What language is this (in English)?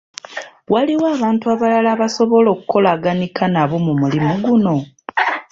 Ganda